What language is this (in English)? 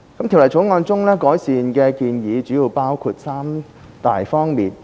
Cantonese